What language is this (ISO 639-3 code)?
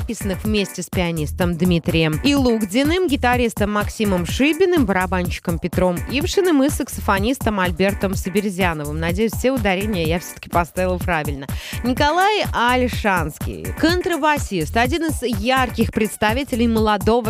rus